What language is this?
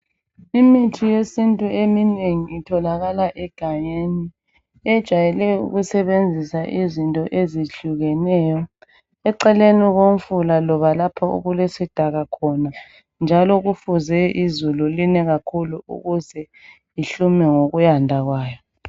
North Ndebele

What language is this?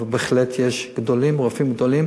Hebrew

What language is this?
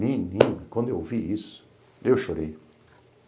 Portuguese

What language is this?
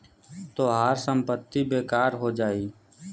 Bhojpuri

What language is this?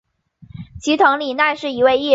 Chinese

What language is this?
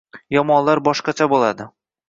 Uzbek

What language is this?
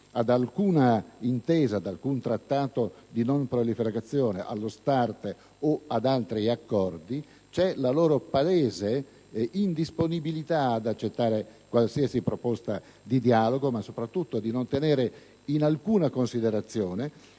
Italian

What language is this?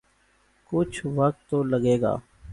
Urdu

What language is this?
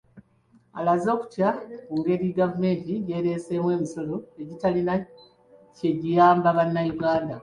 Ganda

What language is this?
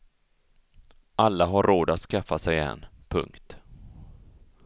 Swedish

